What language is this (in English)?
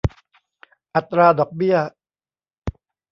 Thai